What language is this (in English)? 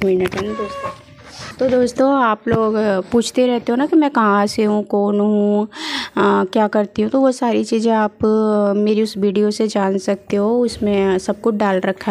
Hindi